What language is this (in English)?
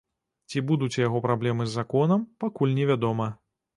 Belarusian